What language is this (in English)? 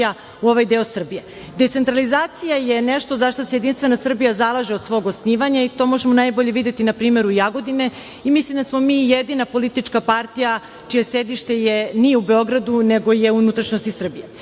Serbian